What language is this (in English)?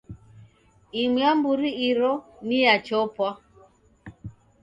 Taita